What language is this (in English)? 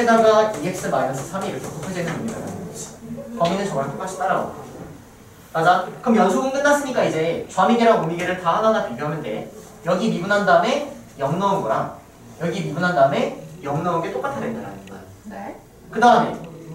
Korean